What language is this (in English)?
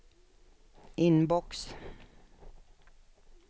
Swedish